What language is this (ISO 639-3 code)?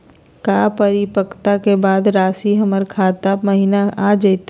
mag